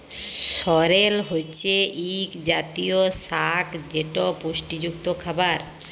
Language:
Bangla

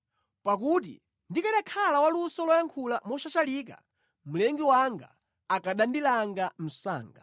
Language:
Nyanja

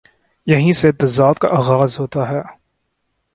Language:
Urdu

